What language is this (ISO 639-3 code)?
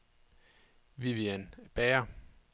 dan